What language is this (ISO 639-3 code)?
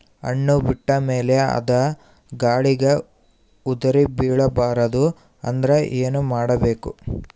kan